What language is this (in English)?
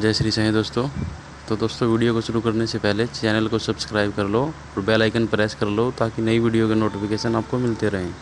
Hindi